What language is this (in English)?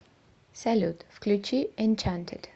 Russian